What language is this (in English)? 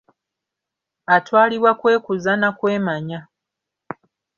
Ganda